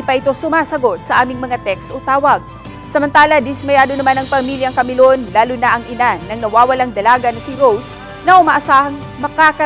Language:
Filipino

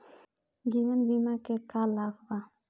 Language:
Bhojpuri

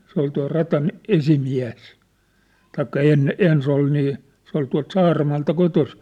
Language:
Finnish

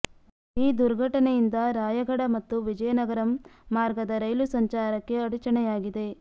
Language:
Kannada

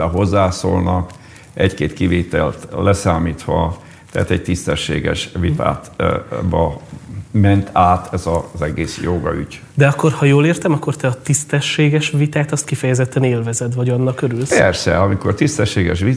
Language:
Hungarian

